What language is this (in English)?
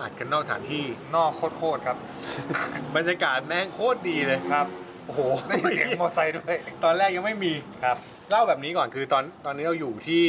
Thai